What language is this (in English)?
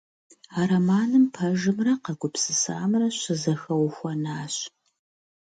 Kabardian